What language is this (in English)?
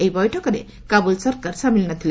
Odia